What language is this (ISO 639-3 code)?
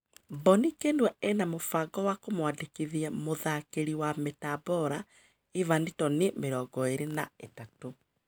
kik